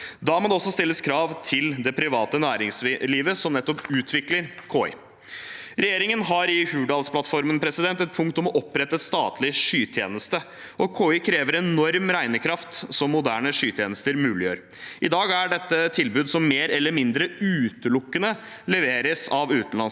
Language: Norwegian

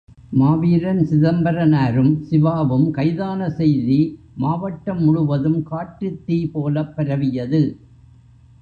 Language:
Tamil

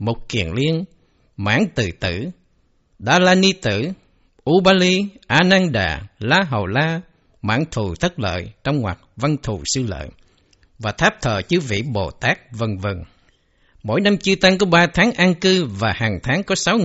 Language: Vietnamese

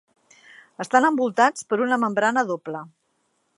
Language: Catalan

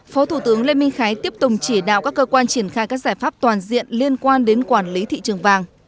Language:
Vietnamese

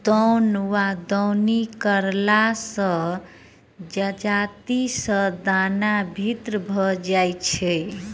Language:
Maithili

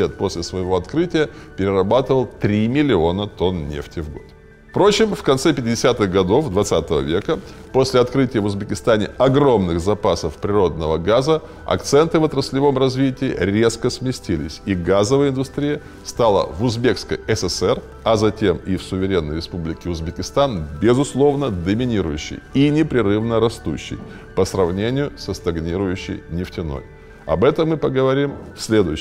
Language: Russian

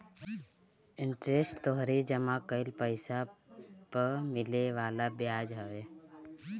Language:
Bhojpuri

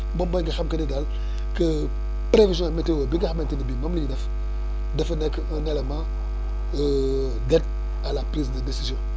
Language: Wolof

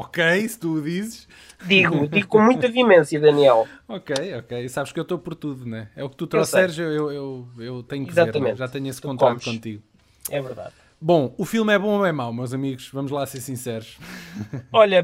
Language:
Portuguese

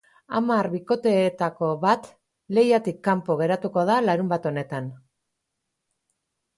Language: Basque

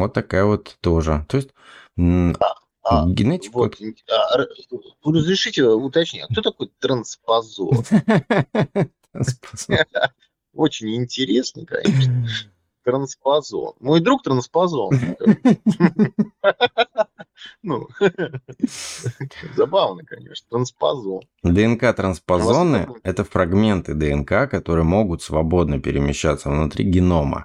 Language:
Russian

